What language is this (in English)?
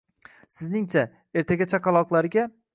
Uzbek